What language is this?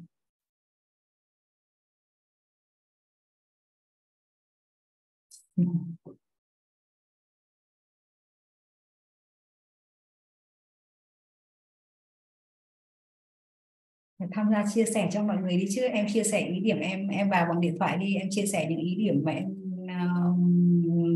Vietnamese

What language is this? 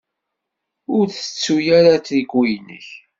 Kabyle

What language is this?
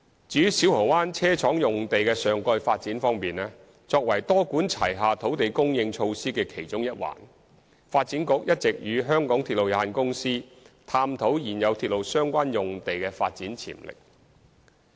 Cantonese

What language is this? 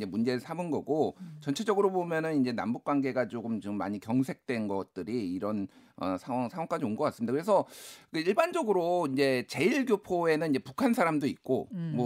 Korean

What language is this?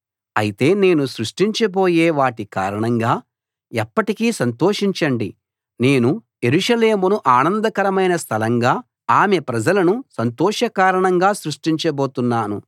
Telugu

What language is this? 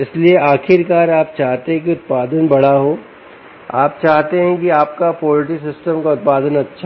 Hindi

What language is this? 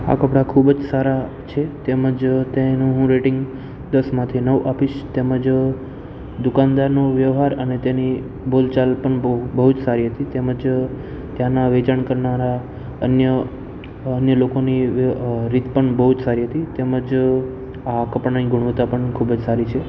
Gujarati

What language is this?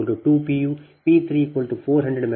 Kannada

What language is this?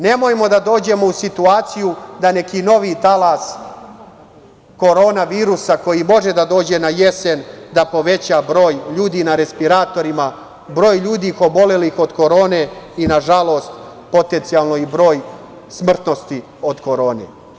Serbian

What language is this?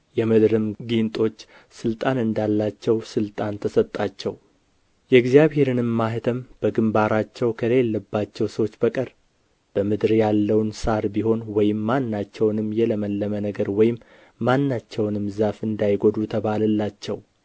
Amharic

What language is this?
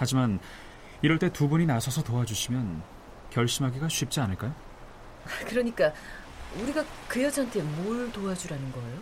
Korean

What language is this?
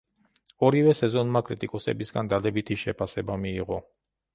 Georgian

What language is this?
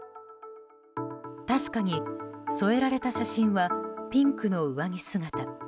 Japanese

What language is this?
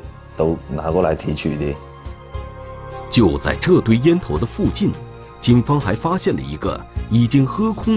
Chinese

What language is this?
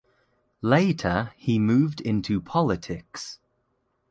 English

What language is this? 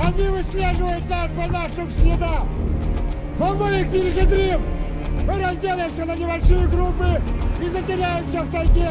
Russian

